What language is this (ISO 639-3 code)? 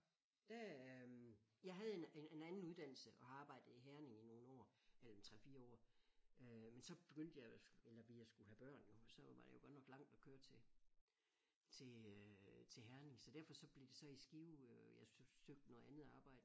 dan